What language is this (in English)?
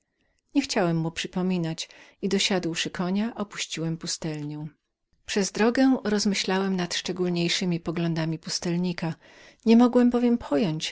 Polish